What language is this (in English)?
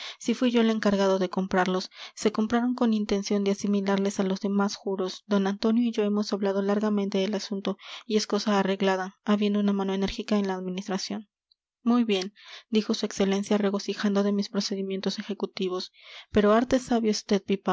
Spanish